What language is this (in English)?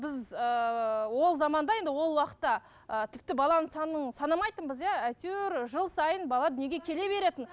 Kazakh